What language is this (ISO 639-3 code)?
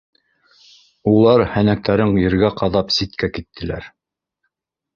bak